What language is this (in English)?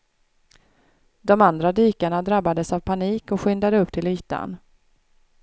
Swedish